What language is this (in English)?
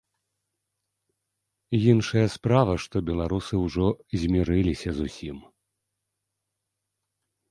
Belarusian